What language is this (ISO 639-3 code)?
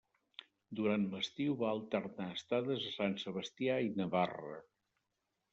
cat